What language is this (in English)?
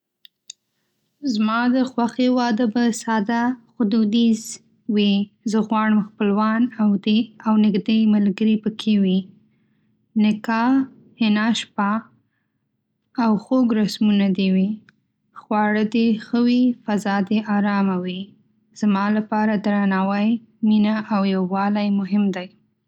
Pashto